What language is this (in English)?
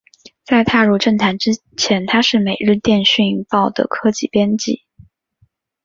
Chinese